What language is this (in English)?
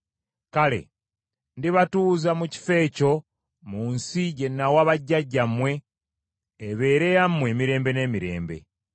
Ganda